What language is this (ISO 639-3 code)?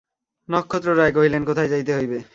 ben